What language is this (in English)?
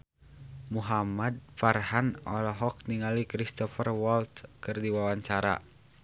Sundanese